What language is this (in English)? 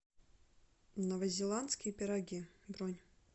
Russian